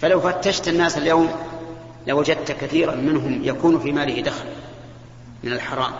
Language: Arabic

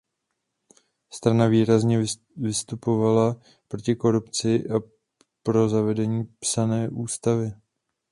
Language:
Czech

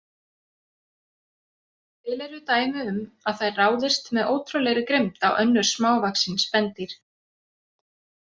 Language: Icelandic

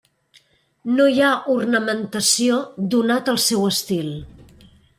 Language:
Catalan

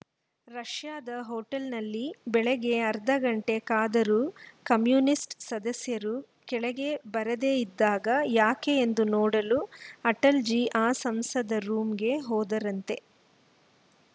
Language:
Kannada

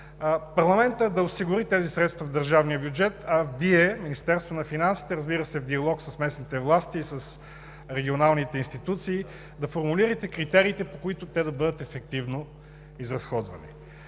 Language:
Bulgarian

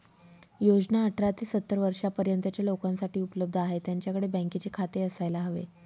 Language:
Marathi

